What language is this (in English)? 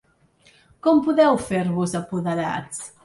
Catalan